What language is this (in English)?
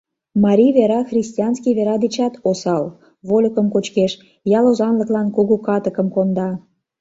Mari